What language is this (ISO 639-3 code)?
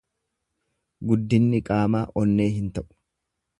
orm